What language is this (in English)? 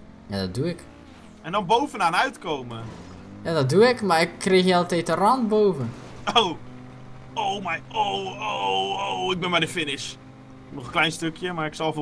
Dutch